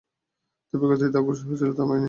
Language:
Bangla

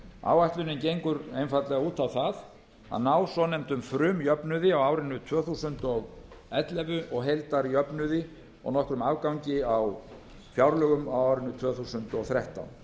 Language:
Icelandic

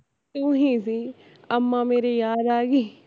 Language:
Punjabi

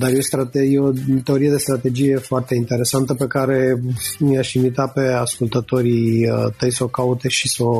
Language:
Romanian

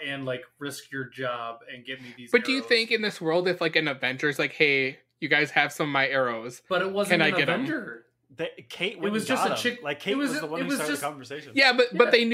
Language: English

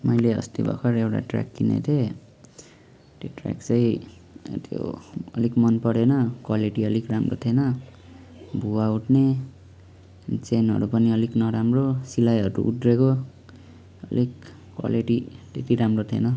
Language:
Nepali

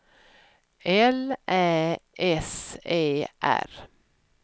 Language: Swedish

